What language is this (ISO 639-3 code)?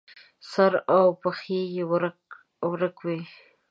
pus